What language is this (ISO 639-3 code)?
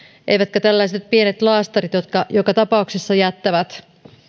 fin